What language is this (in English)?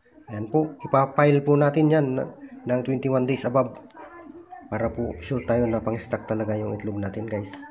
Filipino